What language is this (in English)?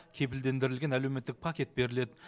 Kazakh